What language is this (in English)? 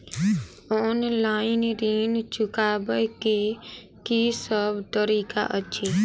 Maithili